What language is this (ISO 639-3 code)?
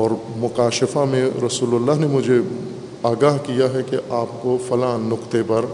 urd